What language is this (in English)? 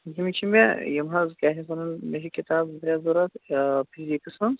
Kashmiri